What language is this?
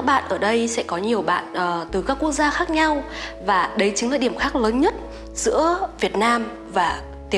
Vietnamese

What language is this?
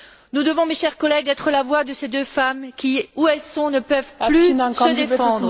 French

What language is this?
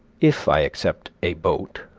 English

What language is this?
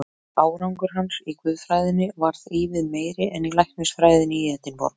Icelandic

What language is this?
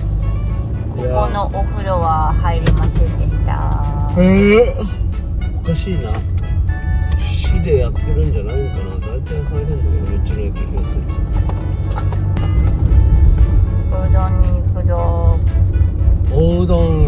Japanese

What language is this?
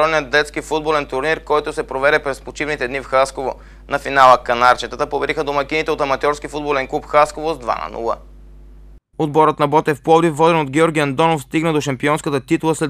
Bulgarian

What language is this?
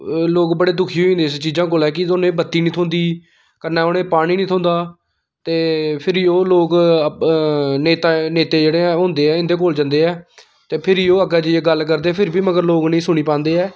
Dogri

